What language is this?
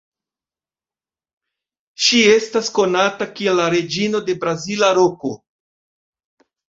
Esperanto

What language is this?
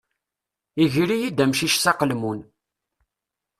Kabyle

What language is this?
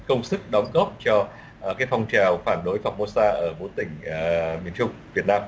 Vietnamese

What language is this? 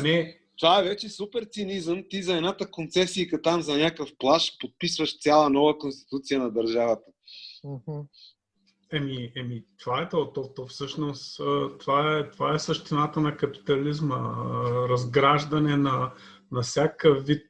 Bulgarian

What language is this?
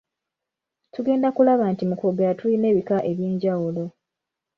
Ganda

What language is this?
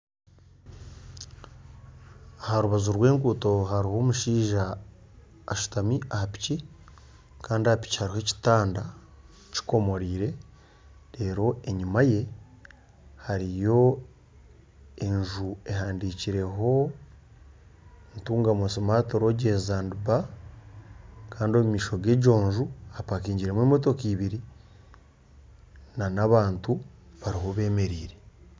Nyankole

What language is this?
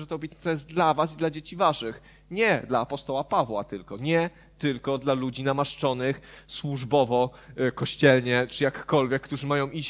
Polish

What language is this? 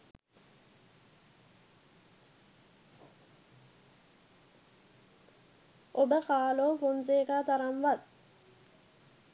Sinhala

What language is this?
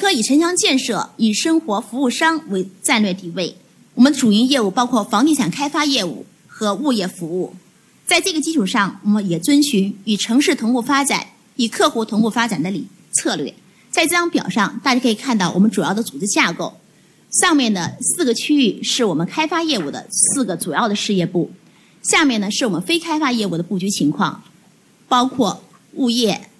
Chinese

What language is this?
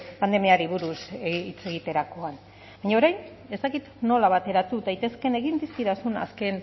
Basque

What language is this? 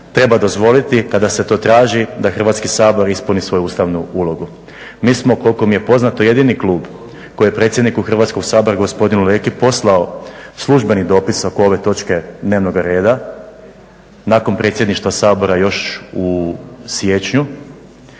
Croatian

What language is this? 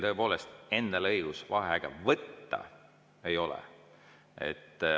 Estonian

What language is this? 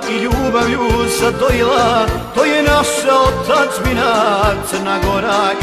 Romanian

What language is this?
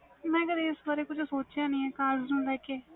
Punjabi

